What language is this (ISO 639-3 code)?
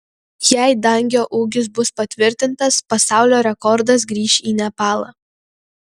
lit